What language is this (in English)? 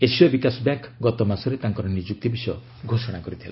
Odia